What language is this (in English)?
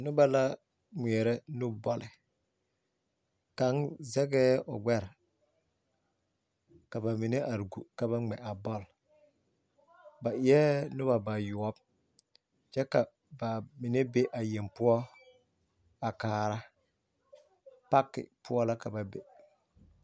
Southern Dagaare